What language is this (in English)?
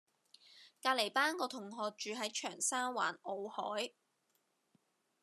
Cantonese